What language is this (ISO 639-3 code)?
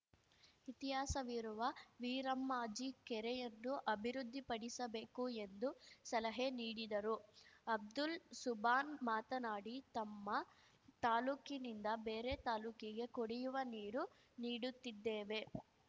kan